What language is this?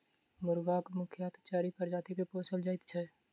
Maithili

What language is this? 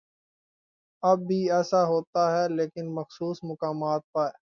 Urdu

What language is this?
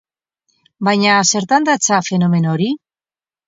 Basque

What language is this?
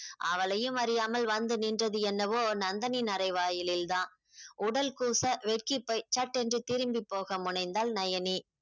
Tamil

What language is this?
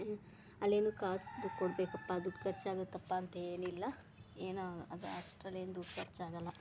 Kannada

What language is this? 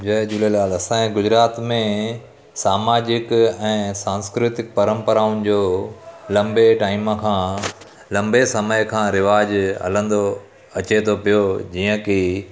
Sindhi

